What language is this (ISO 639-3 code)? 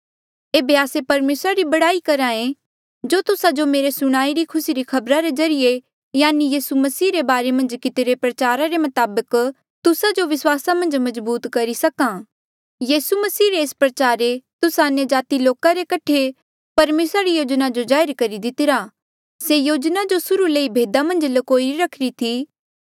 mjl